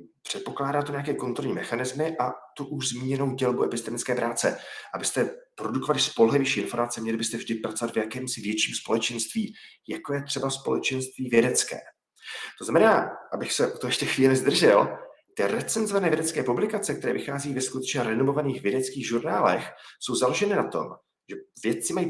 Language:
Czech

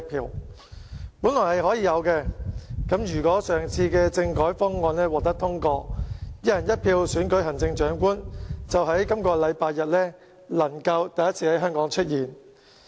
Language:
Cantonese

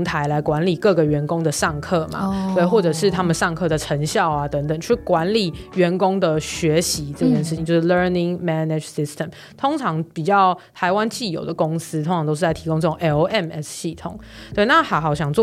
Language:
Chinese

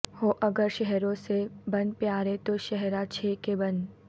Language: Urdu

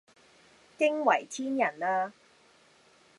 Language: Cantonese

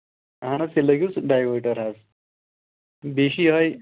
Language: Kashmiri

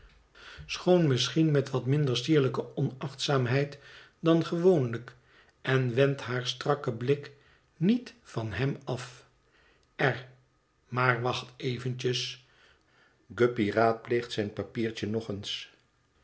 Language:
Dutch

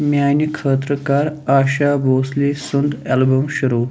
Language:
Kashmiri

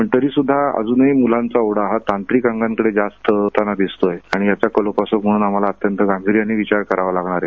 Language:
Marathi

